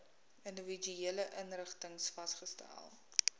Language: Afrikaans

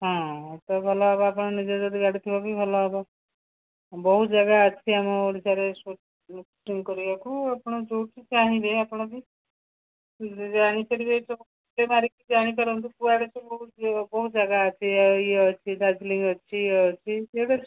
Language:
Odia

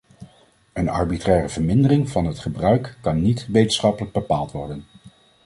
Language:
Dutch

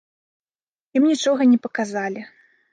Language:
Belarusian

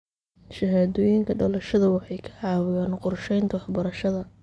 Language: Somali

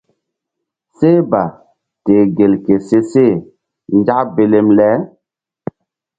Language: Mbum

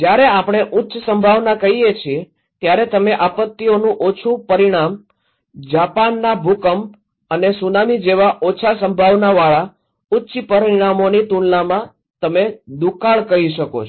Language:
Gujarati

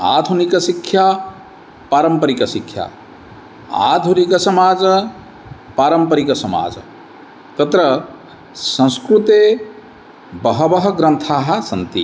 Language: Sanskrit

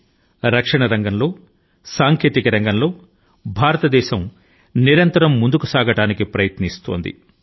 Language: Telugu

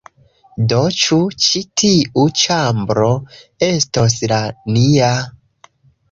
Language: Esperanto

